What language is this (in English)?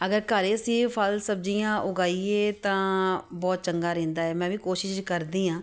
Punjabi